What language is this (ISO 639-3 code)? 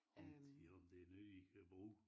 dan